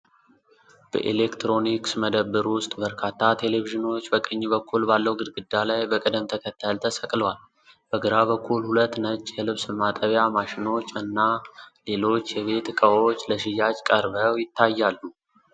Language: Amharic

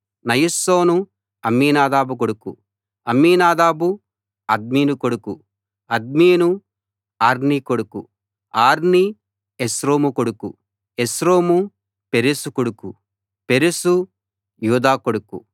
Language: Telugu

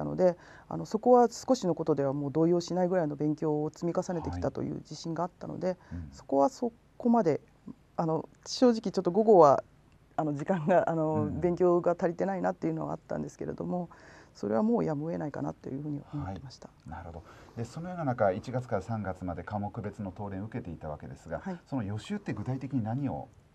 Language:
Japanese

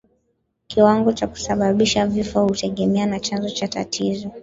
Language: Swahili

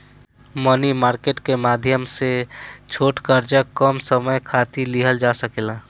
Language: Bhojpuri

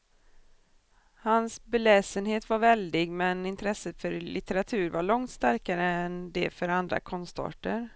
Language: Swedish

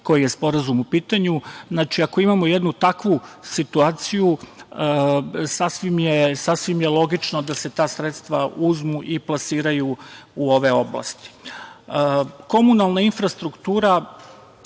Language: Serbian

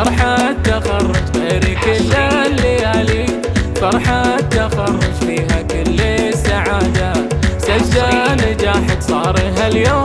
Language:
Arabic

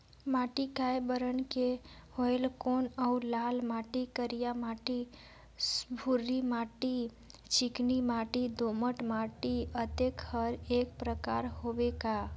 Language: Chhattisgarhi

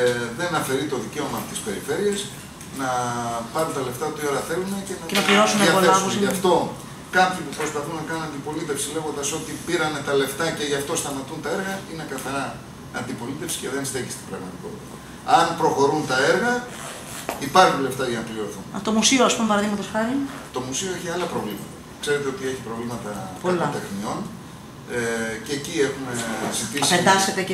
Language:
Greek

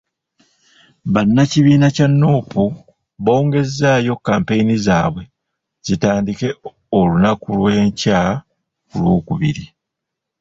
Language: Ganda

